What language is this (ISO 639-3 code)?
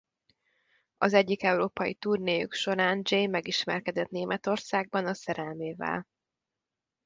hun